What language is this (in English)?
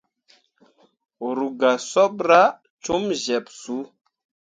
Mundang